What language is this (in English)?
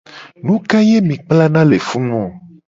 Gen